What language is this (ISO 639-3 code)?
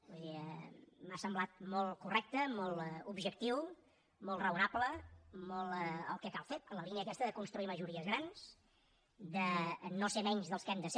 cat